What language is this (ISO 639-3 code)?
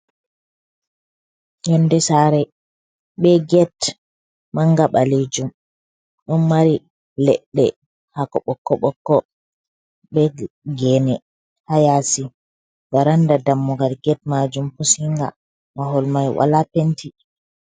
ful